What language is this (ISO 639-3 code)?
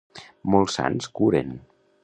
cat